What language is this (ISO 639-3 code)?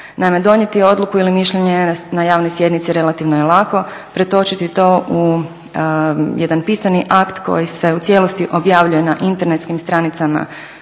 hrv